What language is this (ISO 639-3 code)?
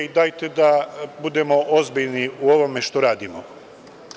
srp